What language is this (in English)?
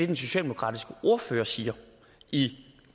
Danish